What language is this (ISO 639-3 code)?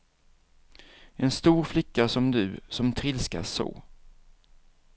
swe